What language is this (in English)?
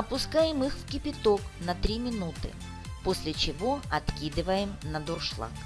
Russian